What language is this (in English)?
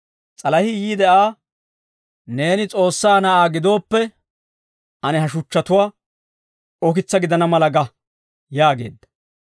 Dawro